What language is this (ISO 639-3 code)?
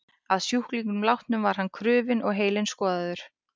isl